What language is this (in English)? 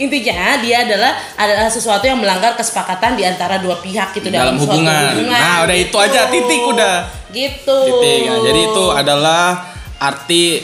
Indonesian